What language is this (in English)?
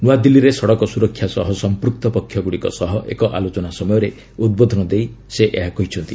Odia